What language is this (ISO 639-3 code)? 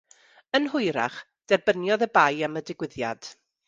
cym